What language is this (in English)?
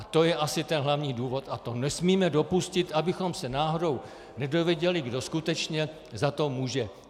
Czech